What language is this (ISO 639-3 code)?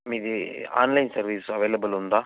tel